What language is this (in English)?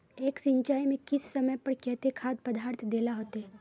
Magahi